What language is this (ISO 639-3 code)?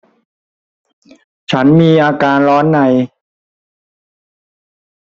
tha